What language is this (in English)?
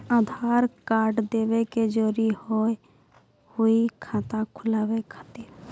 Maithili